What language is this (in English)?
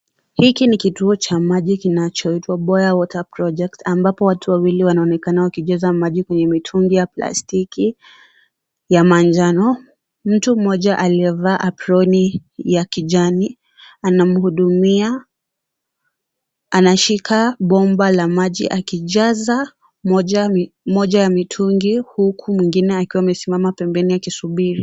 Swahili